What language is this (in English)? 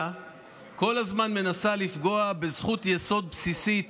Hebrew